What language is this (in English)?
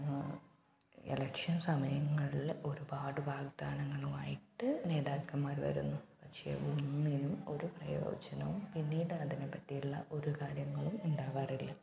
Malayalam